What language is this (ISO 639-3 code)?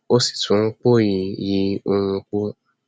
yor